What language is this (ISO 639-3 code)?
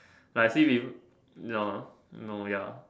eng